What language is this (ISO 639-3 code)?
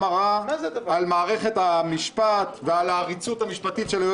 heb